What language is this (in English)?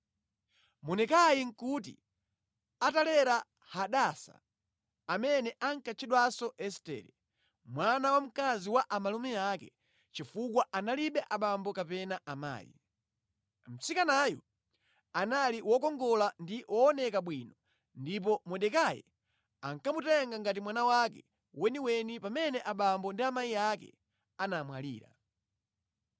Nyanja